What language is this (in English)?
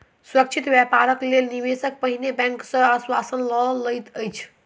Maithili